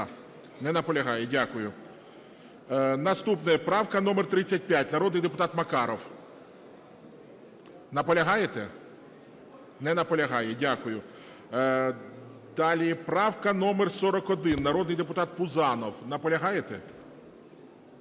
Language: Ukrainian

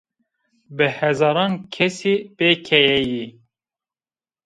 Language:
Zaza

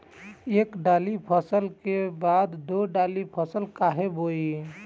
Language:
Bhojpuri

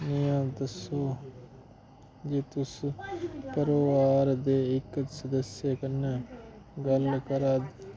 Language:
Dogri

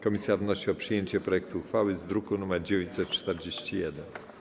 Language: Polish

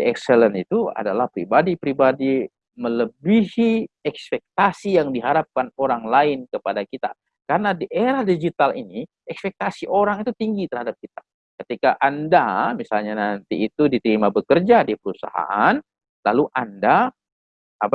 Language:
Indonesian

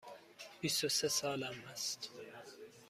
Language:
Persian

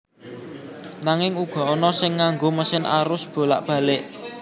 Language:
Javanese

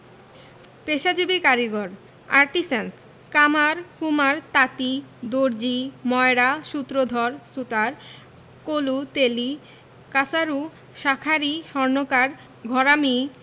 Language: Bangla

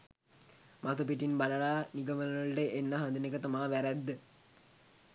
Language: Sinhala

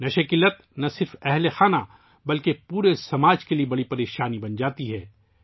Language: Urdu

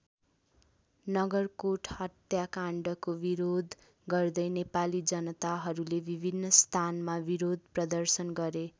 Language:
Nepali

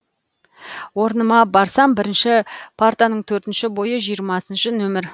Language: Kazakh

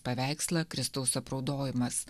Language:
Lithuanian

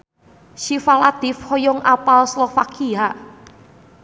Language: Sundanese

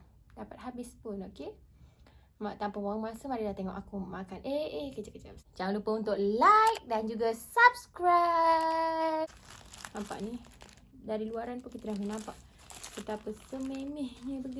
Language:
Malay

